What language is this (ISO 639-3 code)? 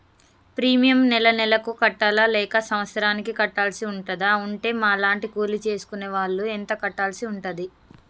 tel